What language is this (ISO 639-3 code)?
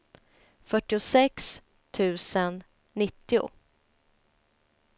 swe